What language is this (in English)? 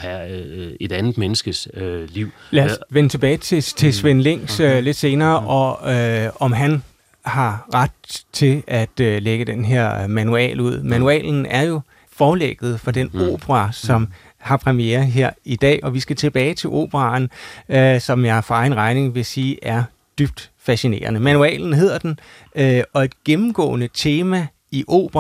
Danish